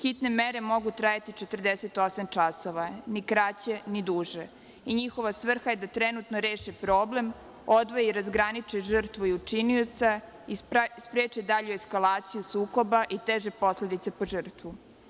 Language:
Serbian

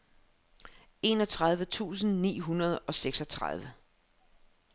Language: Danish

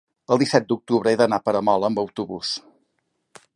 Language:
Catalan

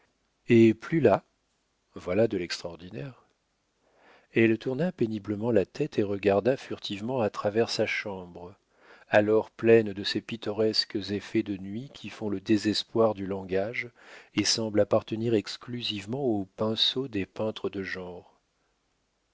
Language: French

